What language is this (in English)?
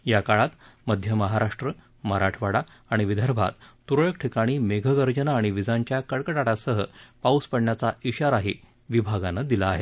Marathi